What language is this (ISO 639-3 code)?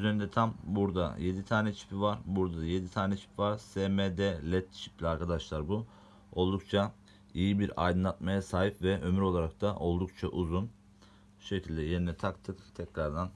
tur